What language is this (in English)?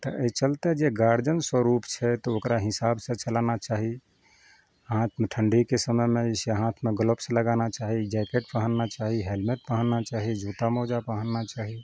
Maithili